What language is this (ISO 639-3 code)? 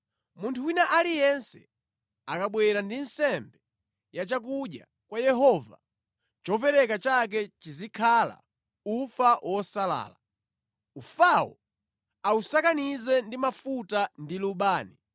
nya